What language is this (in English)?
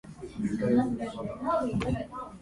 Japanese